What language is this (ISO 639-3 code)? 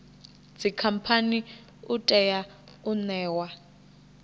ven